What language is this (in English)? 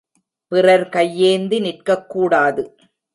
Tamil